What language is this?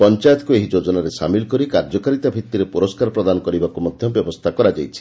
Odia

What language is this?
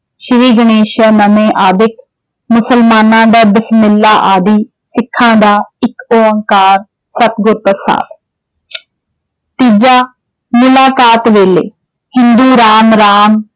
Punjabi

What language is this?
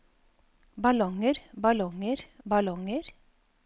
Norwegian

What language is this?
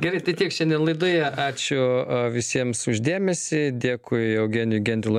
Lithuanian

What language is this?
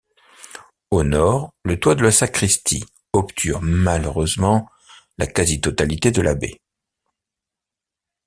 French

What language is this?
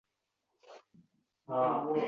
Uzbek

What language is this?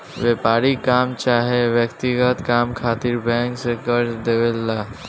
Bhojpuri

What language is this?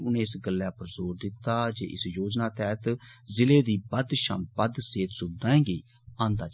Dogri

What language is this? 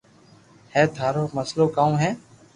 Loarki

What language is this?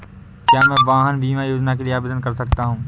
Hindi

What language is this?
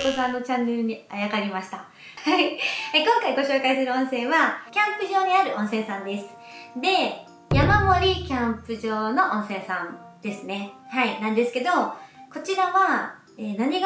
Japanese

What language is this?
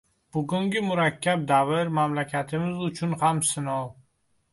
Uzbek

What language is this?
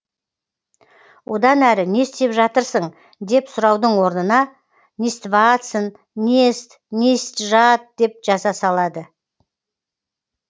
Kazakh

